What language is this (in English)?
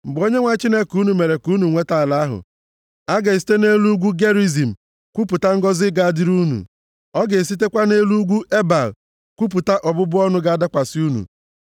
Igbo